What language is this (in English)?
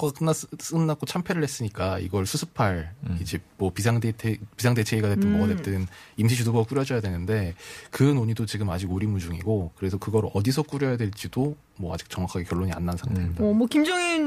Korean